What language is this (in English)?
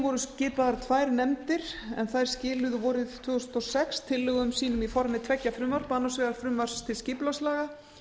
Icelandic